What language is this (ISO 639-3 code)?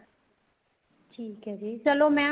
pan